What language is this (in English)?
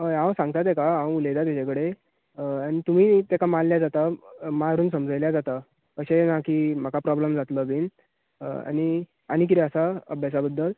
Konkani